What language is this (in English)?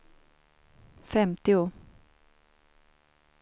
Swedish